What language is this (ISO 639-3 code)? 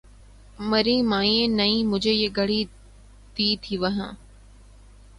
urd